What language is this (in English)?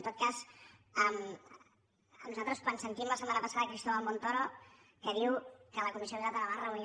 Catalan